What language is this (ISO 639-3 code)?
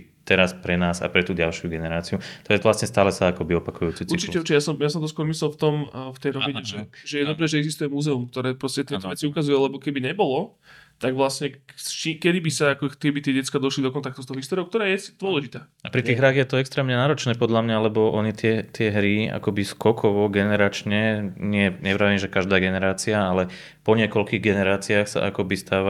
slk